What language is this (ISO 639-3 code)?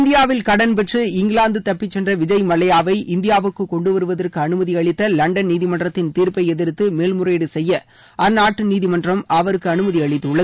tam